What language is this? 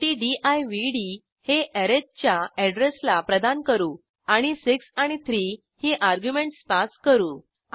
Marathi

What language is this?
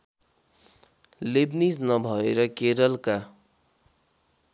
Nepali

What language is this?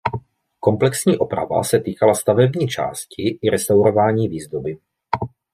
Czech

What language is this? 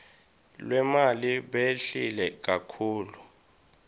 Swati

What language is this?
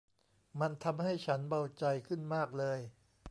Thai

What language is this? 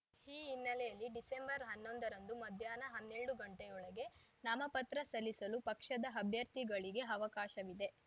Kannada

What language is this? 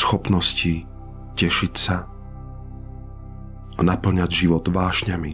Slovak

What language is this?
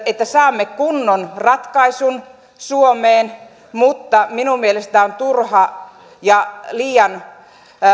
Finnish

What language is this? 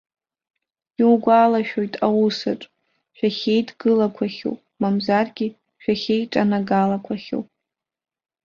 Abkhazian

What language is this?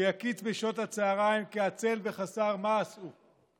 Hebrew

